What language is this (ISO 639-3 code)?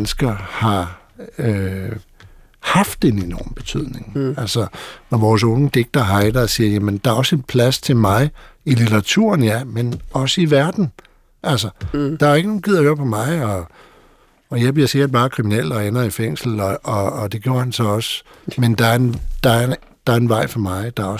dan